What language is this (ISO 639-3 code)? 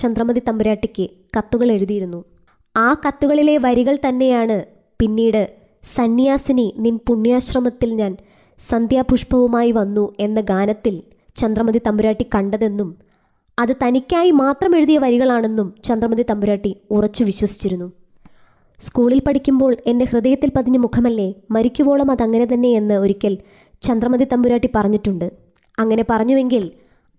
mal